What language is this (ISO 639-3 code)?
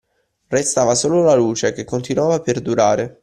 ita